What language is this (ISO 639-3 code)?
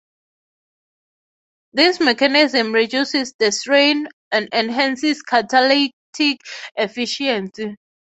eng